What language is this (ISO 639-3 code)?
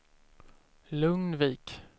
swe